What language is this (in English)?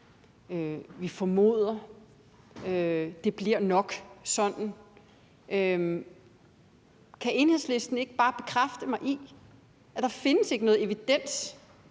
Danish